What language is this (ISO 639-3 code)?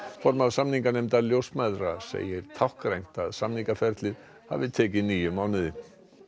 isl